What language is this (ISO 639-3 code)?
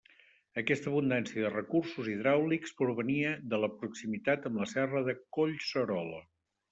cat